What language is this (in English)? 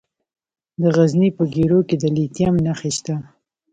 Pashto